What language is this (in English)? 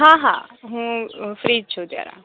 Gujarati